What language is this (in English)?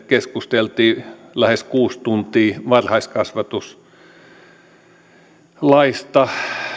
Finnish